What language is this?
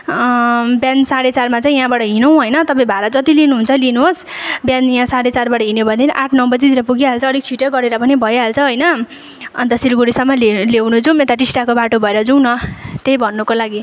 Nepali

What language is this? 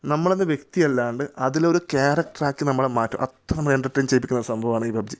Malayalam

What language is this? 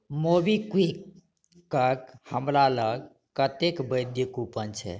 Maithili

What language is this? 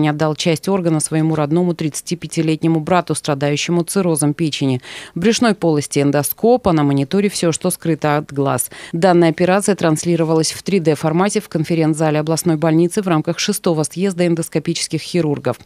Russian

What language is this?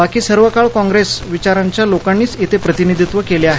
Marathi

